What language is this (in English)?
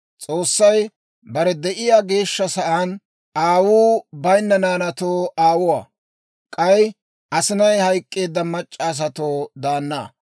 Dawro